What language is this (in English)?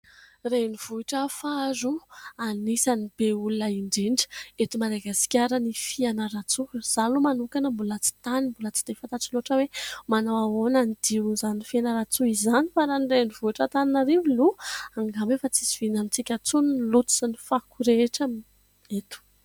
Malagasy